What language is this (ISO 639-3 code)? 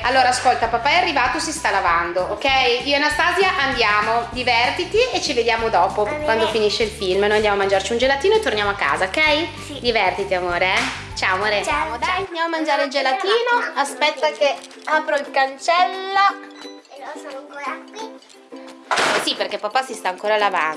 ita